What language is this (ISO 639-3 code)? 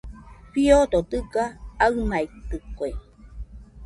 hux